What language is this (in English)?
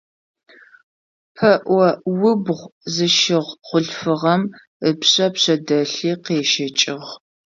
Adyghe